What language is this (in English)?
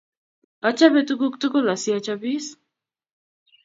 Kalenjin